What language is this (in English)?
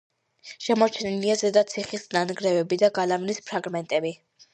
Georgian